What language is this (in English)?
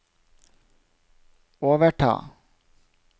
Norwegian